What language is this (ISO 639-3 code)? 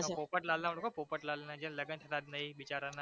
guj